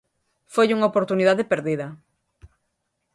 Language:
Galician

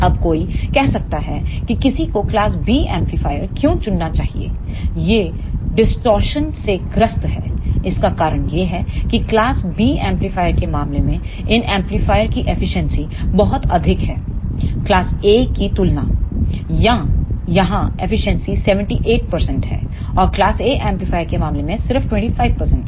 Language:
Hindi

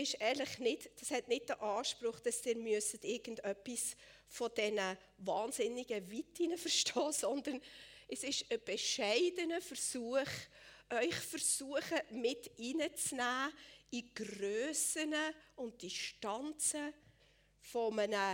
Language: German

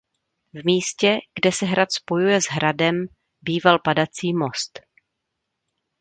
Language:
Czech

